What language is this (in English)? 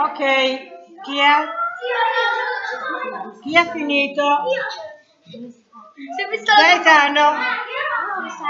Italian